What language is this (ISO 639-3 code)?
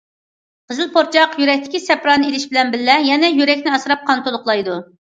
uig